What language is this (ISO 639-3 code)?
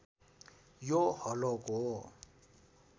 nep